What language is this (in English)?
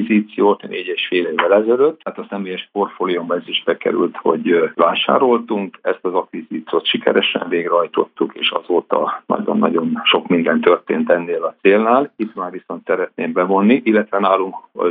Hungarian